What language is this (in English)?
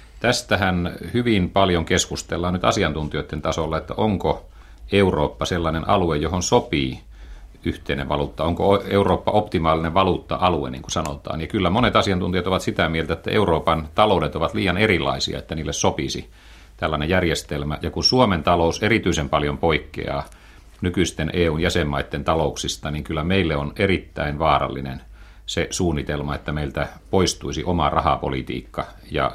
Finnish